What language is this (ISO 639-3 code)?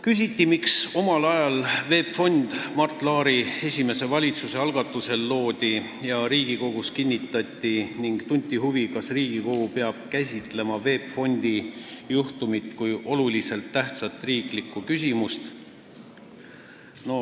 est